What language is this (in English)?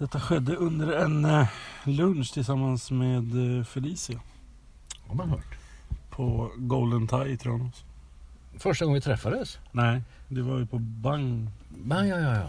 Swedish